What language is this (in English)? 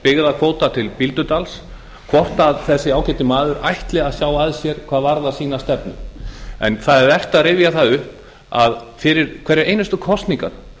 Icelandic